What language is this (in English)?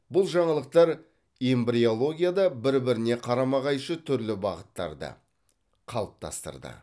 Kazakh